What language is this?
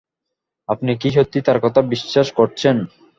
Bangla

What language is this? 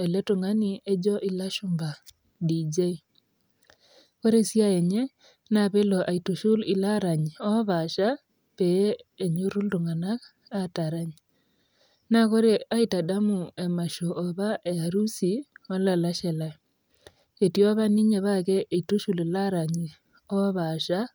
Masai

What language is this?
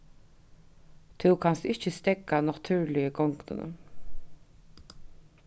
Faroese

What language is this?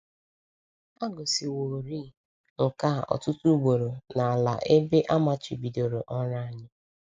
Igbo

